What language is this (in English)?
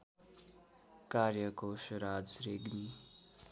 Nepali